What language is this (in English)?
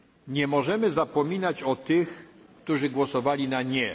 Polish